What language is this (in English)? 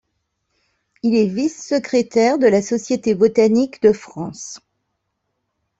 French